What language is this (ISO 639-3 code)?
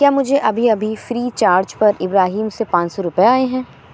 urd